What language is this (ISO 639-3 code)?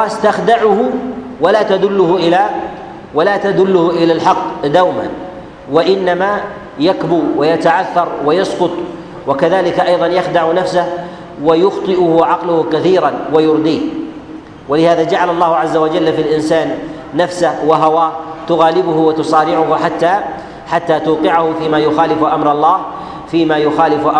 ara